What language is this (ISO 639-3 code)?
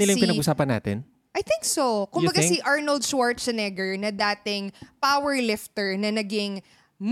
fil